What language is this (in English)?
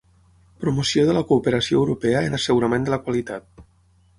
Catalan